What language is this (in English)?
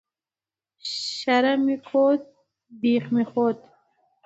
Pashto